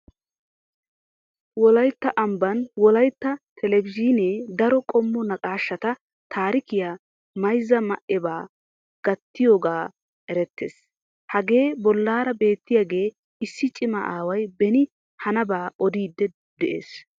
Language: Wolaytta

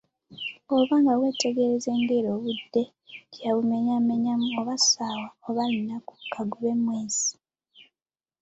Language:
Ganda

